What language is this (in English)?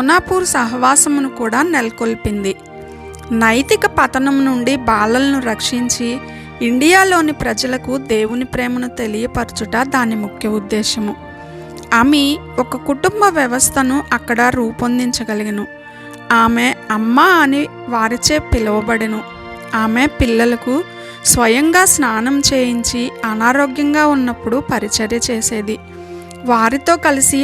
Telugu